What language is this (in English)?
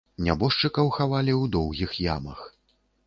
Belarusian